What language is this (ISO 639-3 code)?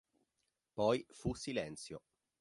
ita